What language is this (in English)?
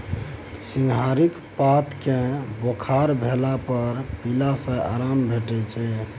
Maithili